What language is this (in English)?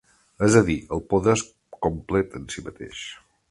Catalan